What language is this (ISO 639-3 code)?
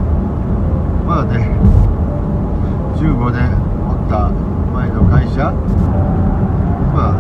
jpn